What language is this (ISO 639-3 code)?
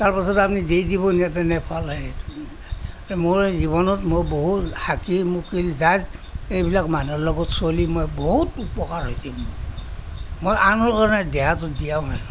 asm